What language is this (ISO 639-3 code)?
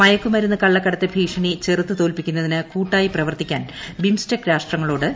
mal